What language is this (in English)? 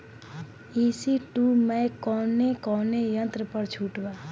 Bhojpuri